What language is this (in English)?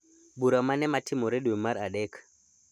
Luo (Kenya and Tanzania)